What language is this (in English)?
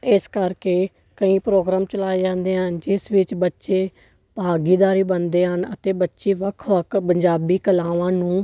Punjabi